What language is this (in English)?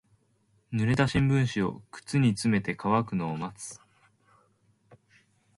Japanese